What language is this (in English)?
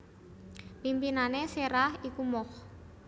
Javanese